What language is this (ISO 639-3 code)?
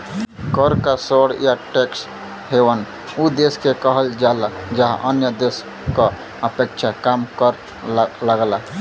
bho